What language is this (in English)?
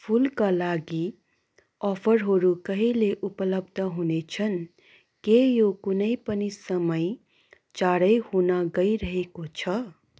Nepali